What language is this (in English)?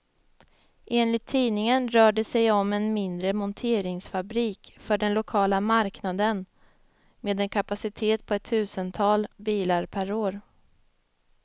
Swedish